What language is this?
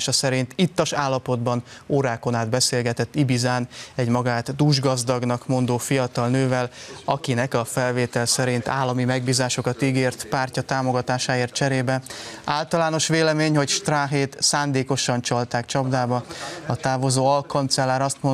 Hungarian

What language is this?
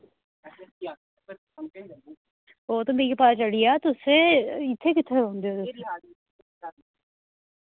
Dogri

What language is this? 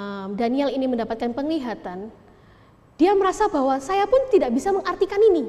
Indonesian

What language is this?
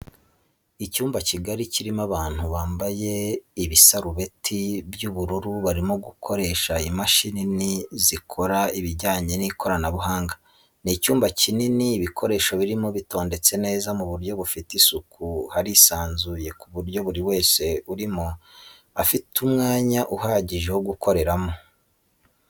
Kinyarwanda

